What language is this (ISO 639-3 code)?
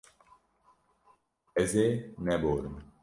kur